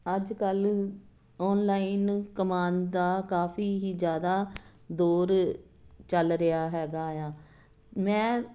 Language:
Punjabi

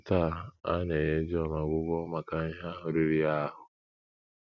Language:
Igbo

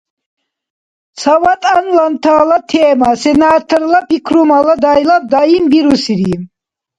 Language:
Dargwa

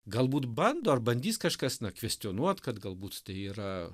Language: Lithuanian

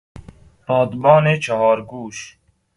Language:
Persian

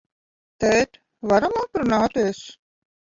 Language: Latvian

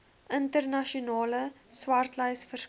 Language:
Afrikaans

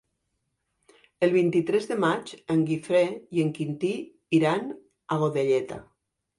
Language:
Catalan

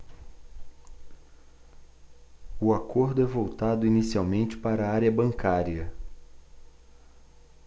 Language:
Portuguese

